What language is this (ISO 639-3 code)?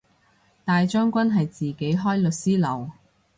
yue